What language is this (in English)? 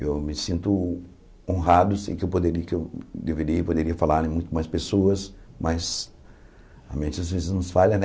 Portuguese